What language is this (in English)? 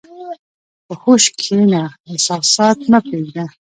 Pashto